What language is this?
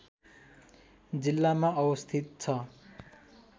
Nepali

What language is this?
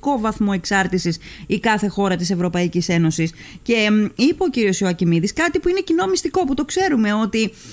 Greek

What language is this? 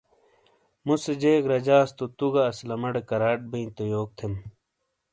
Shina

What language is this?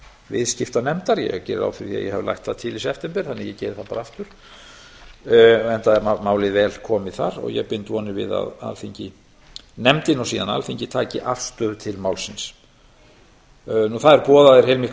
Icelandic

